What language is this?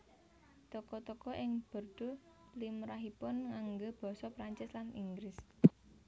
Javanese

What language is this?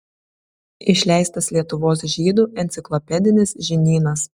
Lithuanian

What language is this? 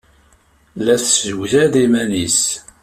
Kabyle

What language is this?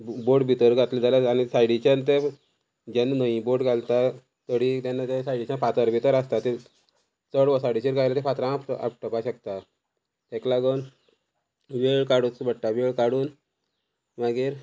Konkani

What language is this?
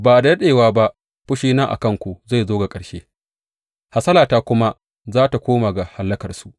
Hausa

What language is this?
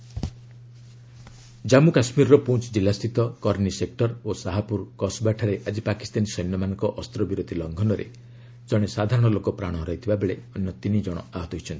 Odia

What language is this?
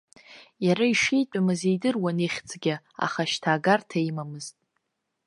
Abkhazian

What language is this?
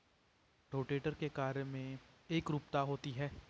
Hindi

